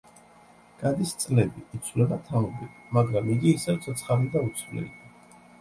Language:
Georgian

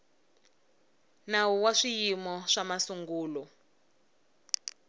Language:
Tsonga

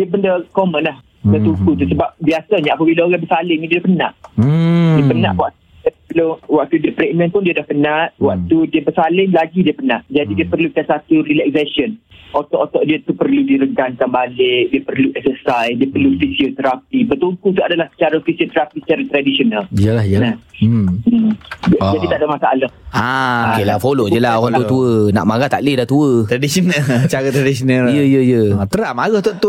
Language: Malay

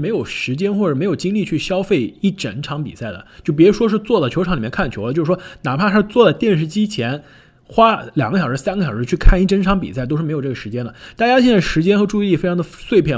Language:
Chinese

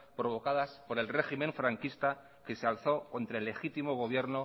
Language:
Spanish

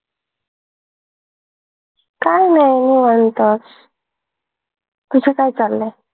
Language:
Marathi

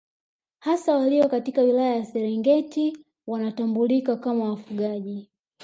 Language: Swahili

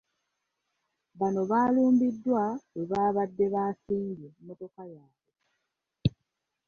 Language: Ganda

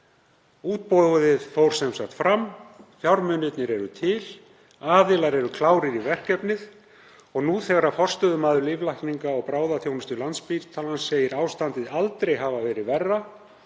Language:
Icelandic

